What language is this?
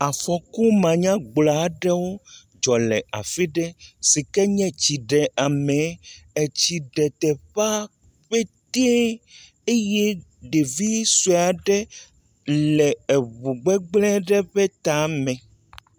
Ewe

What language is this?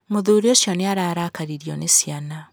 Kikuyu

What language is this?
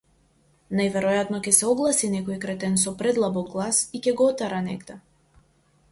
Macedonian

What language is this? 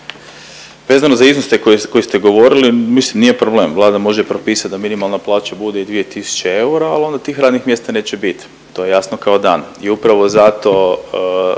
Croatian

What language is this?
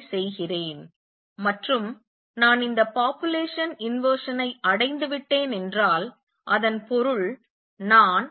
Tamil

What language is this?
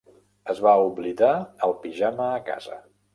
Catalan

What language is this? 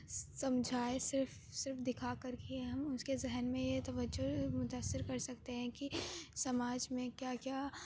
Urdu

